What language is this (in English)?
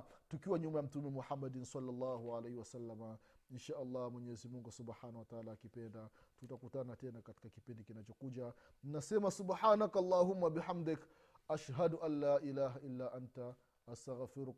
Swahili